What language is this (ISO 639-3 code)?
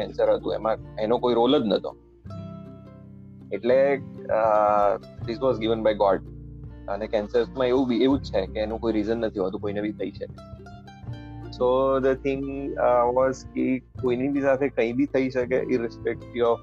guj